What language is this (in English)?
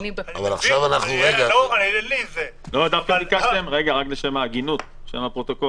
Hebrew